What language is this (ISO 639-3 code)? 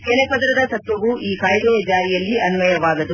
kan